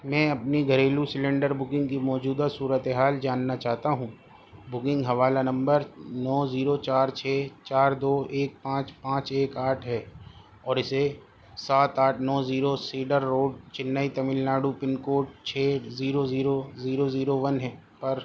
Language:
Urdu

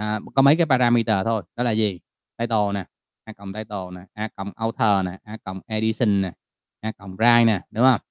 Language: Vietnamese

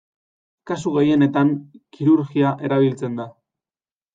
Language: Basque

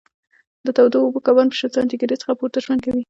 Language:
Pashto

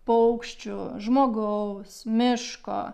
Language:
Lithuanian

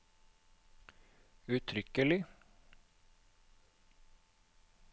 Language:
Norwegian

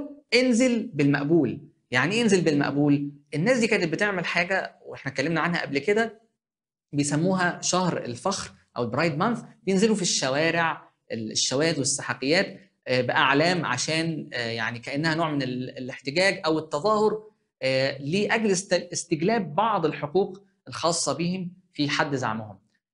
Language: Arabic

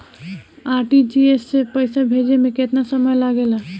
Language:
Bhojpuri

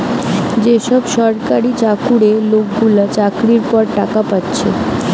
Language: Bangla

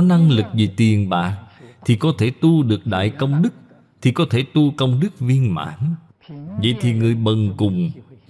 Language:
Vietnamese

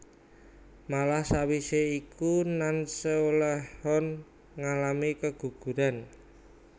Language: Javanese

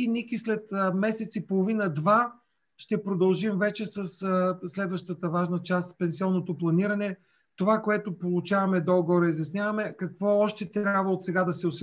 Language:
Bulgarian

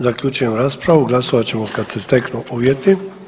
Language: Croatian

